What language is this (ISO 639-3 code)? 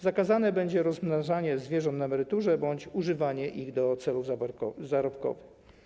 pol